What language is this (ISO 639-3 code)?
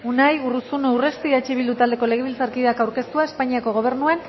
eus